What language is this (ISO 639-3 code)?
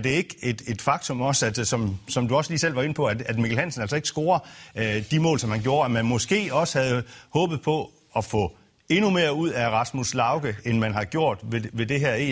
dan